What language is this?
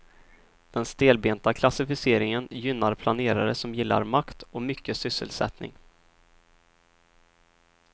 Swedish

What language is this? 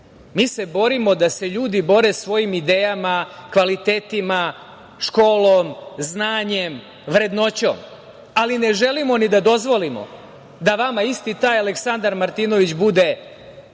Serbian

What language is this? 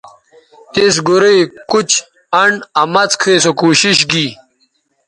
Bateri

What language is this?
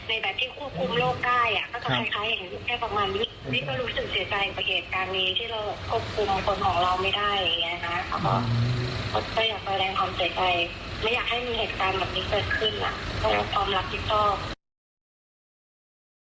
Thai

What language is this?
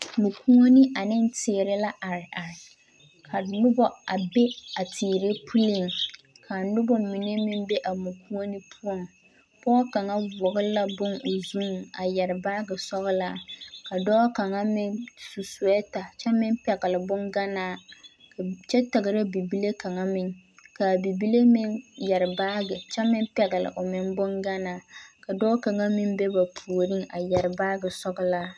Southern Dagaare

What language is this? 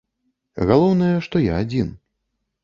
Belarusian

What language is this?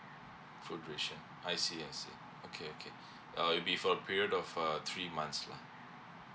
English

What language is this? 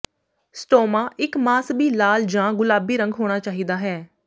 Punjabi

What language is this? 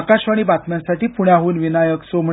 Marathi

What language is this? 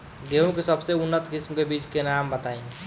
Bhojpuri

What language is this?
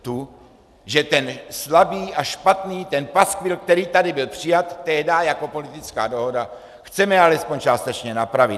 Czech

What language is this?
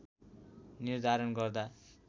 Nepali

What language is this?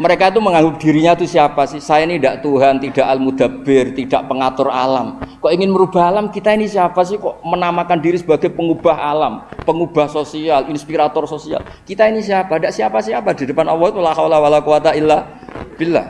Indonesian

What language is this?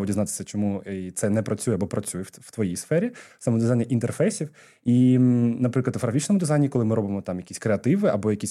Ukrainian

